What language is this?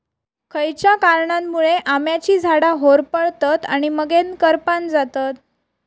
Marathi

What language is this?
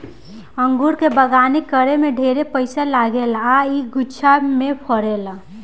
Bhojpuri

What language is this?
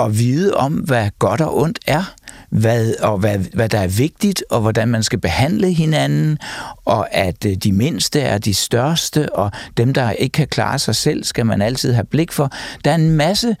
Danish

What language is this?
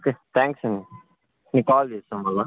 Telugu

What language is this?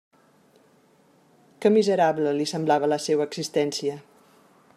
Catalan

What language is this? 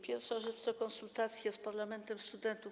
Polish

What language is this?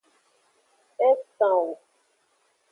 Aja (Benin)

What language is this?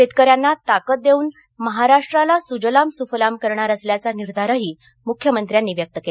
Marathi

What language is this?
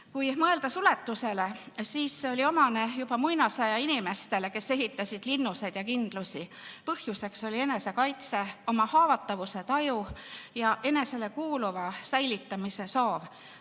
Estonian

